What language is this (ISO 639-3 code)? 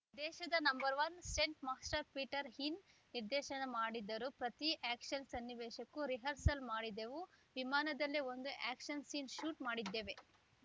kan